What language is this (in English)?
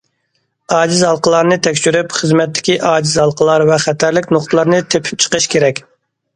Uyghur